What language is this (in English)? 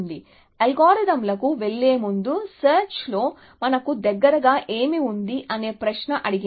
Telugu